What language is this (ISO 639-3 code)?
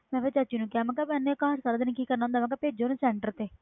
pan